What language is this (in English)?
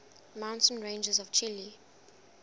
English